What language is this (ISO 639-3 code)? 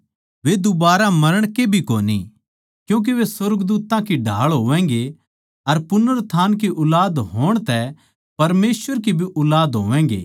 bgc